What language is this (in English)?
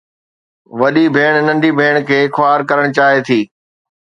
Sindhi